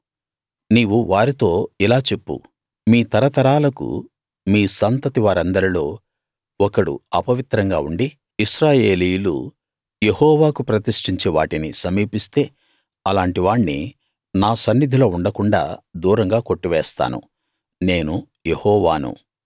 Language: Telugu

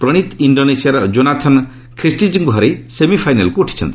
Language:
Odia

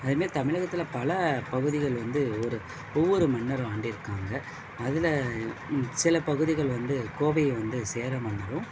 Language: Tamil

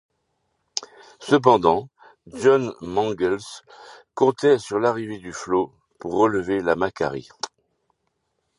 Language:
French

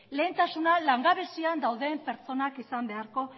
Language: Basque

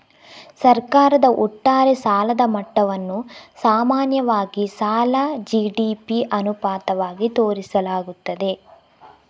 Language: Kannada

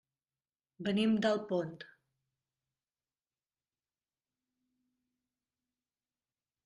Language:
Catalan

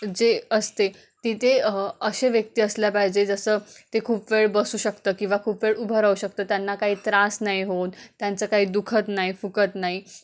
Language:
Marathi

